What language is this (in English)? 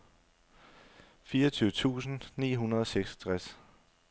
Danish